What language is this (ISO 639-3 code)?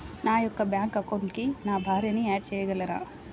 tel